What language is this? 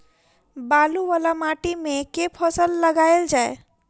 Maithili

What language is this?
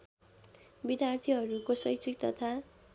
Nepali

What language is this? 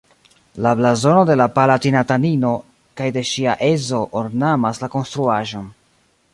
Esperanto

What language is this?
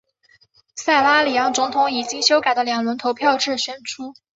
Chinese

